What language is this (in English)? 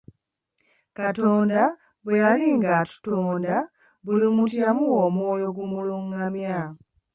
Ganda